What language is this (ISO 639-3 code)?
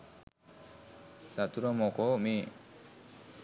sin